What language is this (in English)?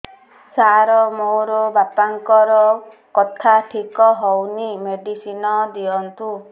Odia